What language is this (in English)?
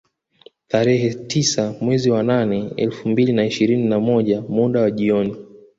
Swahili